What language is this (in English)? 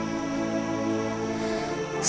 Indonesian